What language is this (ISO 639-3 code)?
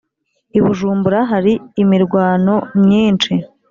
kin